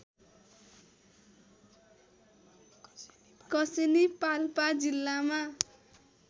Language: Nepali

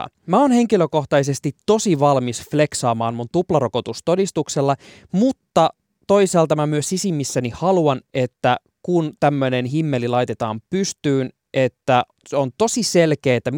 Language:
Finnish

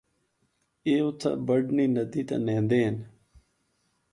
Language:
Northern Hindko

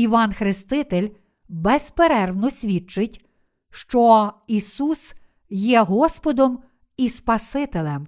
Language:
Ukrainian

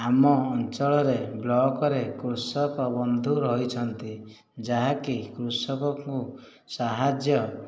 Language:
Odia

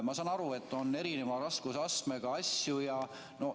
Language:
Estonian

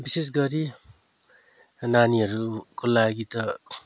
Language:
Nepali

